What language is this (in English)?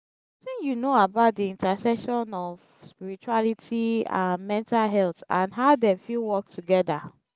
Nigerian Pidgin